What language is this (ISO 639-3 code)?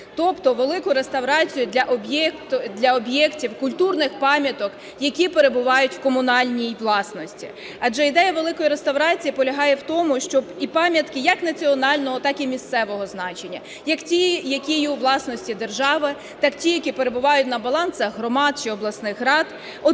ukr